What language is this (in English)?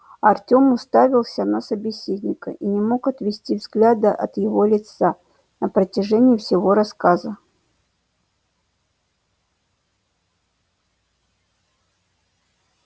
Russian